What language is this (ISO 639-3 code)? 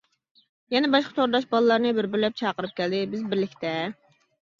uig